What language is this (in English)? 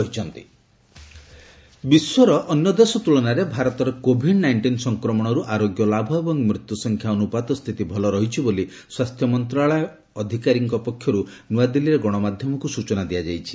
Odia